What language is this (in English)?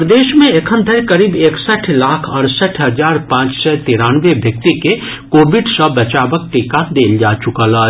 Maithili